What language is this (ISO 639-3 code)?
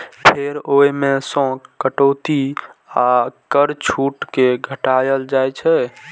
mai